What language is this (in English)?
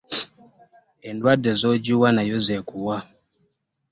Ganda